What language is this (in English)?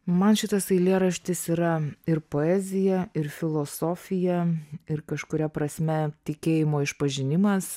Lithuanian